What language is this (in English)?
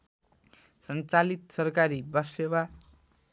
Nepali